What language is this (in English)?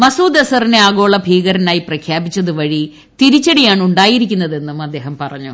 Malayalam